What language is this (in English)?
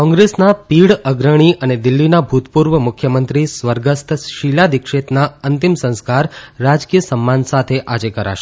Gujarati